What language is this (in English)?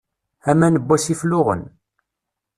Kabyle